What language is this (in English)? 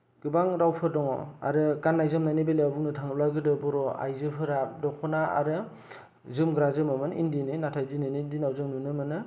Bodo